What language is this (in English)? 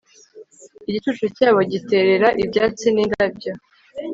Kinyarwanda